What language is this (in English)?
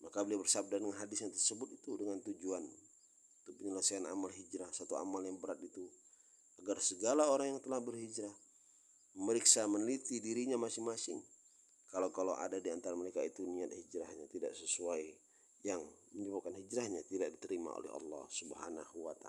Indonesian